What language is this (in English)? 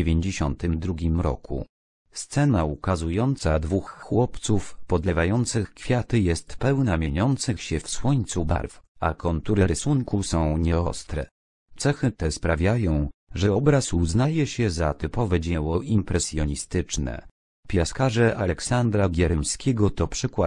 Polish